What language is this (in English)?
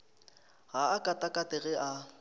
Northern Sotho